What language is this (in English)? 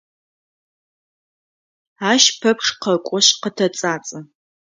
Adyghe